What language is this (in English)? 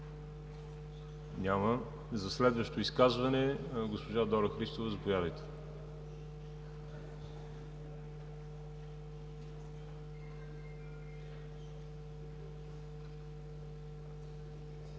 Bulgarian